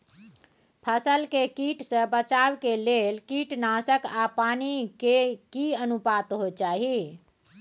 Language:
Maithili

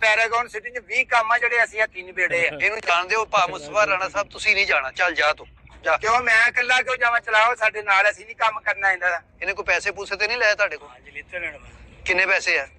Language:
Punjabi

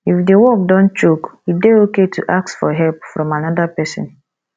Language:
Nigerian Pidgin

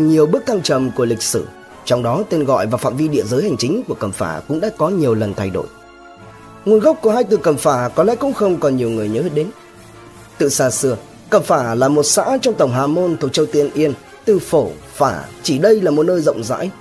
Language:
Vietnamese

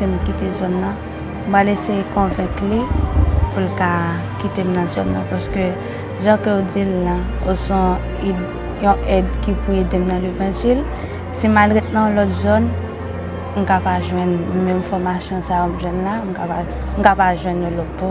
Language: French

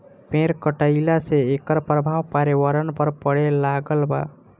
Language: Bhojpuri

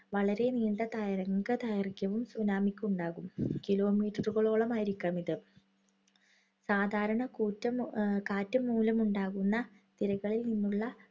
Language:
Malayalam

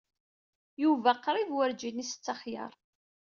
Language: Kabyle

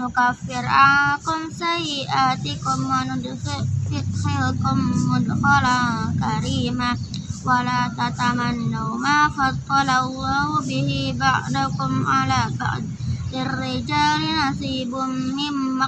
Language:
Indonesian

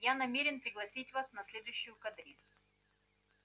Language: Russian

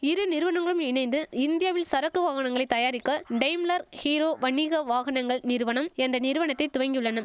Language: Tamil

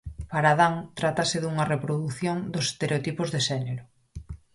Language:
Galician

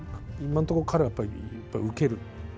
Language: Japanese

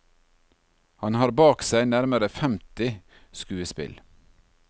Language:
Norwegian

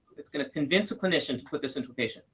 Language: English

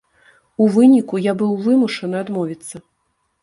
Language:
Belarusian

